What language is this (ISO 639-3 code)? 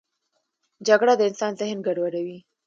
pus